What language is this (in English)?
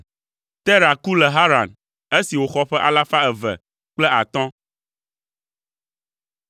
Ewe